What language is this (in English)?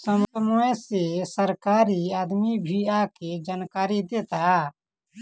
Bhojpuri